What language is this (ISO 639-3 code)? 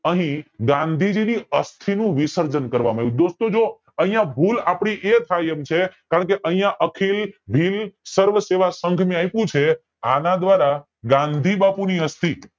guj